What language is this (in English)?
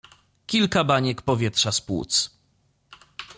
Polish